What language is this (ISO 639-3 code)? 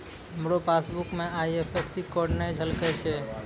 mai